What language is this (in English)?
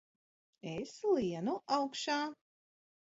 Latvian